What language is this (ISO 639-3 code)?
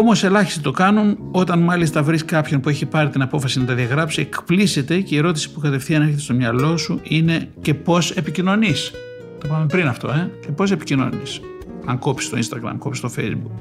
ell